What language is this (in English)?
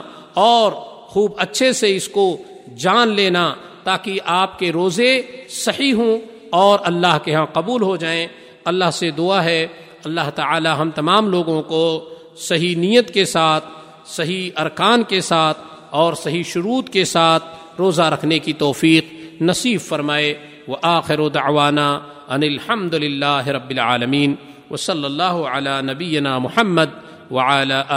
Urdu